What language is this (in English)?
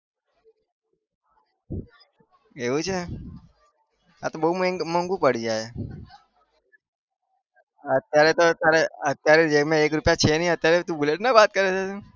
Gujarati